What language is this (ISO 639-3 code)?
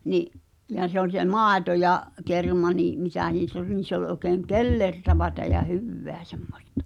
fin